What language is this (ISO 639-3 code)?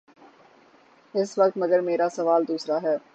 urd